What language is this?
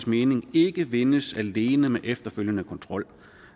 Danish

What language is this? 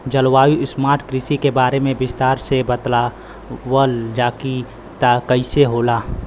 Bhojpuri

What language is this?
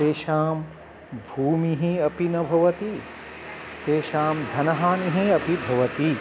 Sanskrit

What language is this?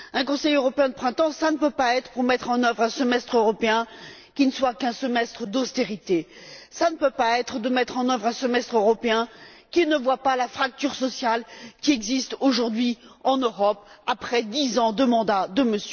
French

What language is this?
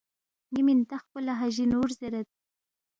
Balti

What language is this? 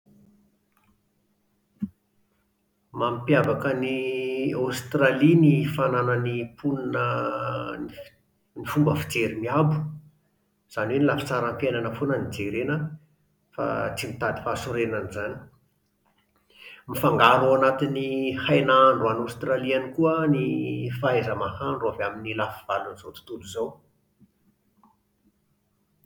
Malagasy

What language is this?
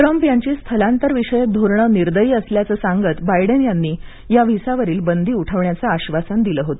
Marathi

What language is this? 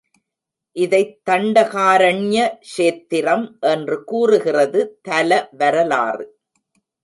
Tamil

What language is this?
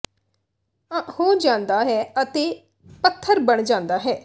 Punjabi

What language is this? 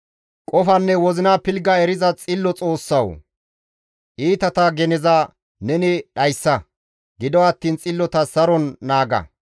Gamo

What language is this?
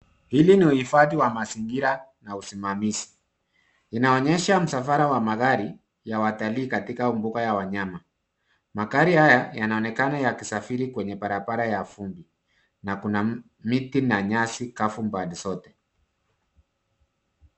Swahili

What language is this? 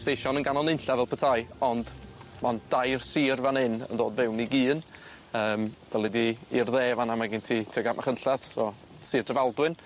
Welsh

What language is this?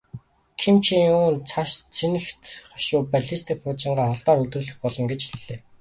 Mongolian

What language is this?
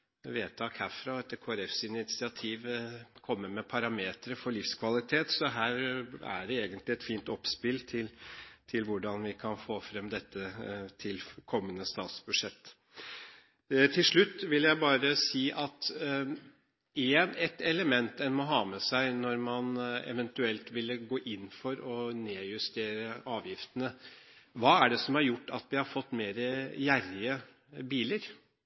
Norwegian Bokmål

